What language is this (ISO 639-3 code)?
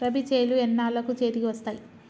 tel